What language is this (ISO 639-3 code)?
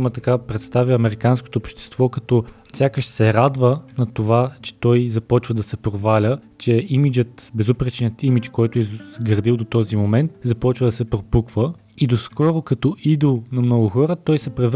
bul